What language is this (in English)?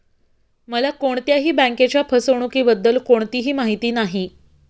Marathi